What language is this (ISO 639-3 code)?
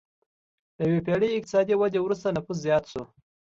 pus